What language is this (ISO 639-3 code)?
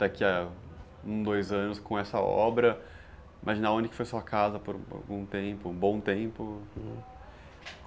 por